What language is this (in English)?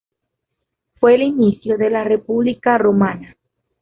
Spanish